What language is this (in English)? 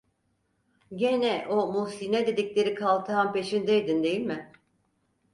Turkish